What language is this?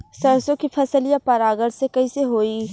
Bhojpuri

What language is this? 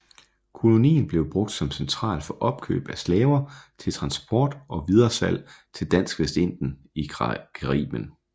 Danish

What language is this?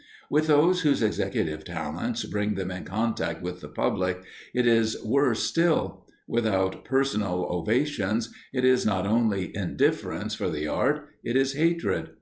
English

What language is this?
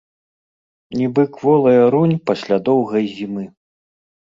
Belarusian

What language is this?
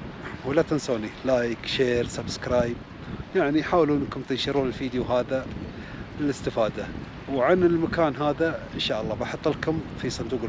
Arabic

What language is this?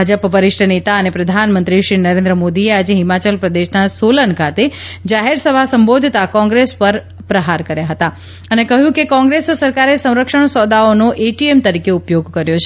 Gujarati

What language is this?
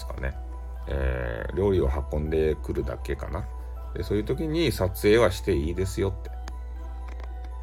Japanese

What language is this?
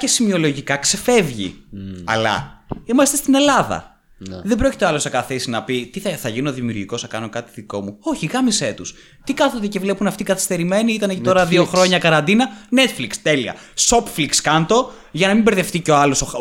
Greek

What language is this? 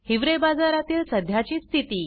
Marathi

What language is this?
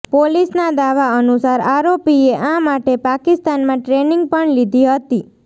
Gujarati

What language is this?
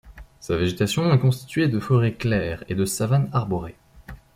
French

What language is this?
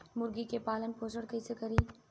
Bhojpuri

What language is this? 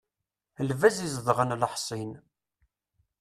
Kabyle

